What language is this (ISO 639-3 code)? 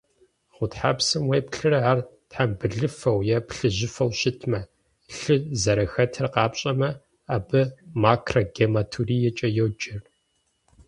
kbd